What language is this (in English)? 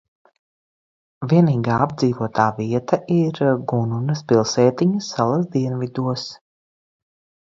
Latvian